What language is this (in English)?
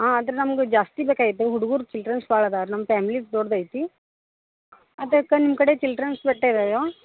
Kannada